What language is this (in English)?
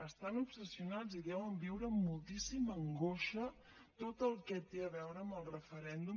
Catalan